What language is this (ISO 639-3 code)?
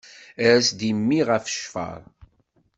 kab